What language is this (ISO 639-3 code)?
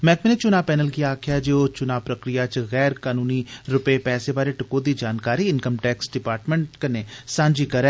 doi